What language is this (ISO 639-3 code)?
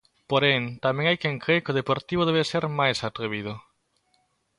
glg